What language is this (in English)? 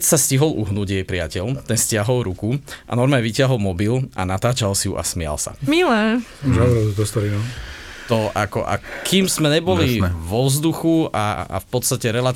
Slovak